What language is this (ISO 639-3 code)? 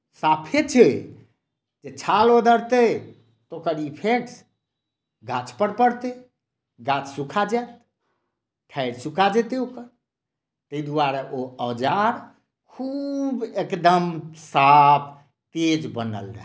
mai